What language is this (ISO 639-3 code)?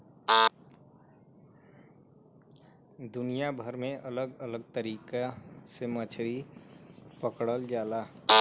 bho